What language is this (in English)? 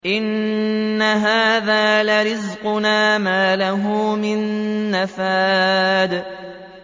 Arabic